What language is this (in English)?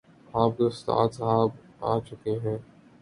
Urdu